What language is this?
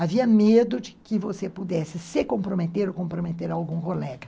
Portuguese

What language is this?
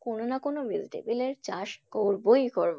Bangla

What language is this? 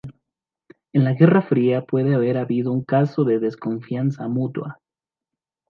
Spanish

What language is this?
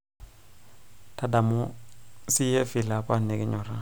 Masai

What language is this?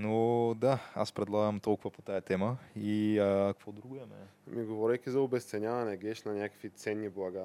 Bulgarian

